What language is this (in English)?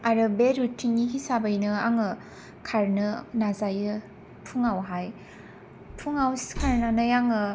Bodo